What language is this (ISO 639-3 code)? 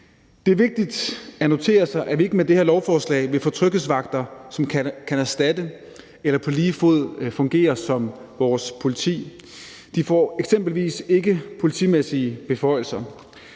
dan